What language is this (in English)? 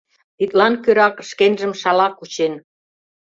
Mari